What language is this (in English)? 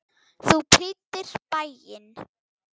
Icelandic